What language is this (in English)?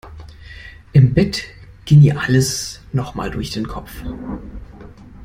German